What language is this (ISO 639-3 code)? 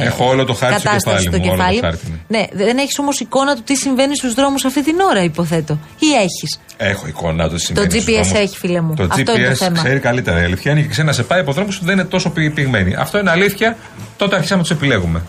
ell